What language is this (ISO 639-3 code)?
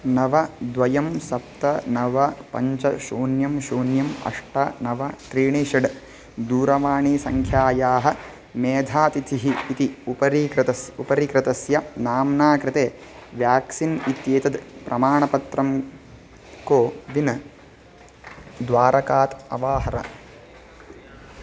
san